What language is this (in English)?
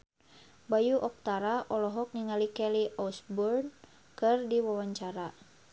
Sundanese